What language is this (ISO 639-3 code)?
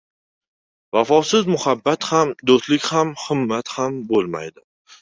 uzb